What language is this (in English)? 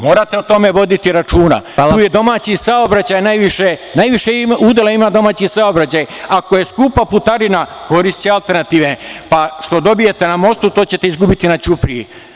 Serbian